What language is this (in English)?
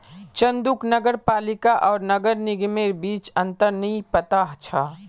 Magahi